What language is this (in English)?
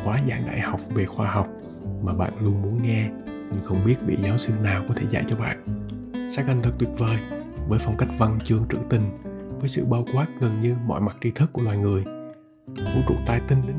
Vietnamese